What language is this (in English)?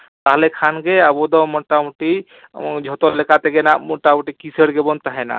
Santali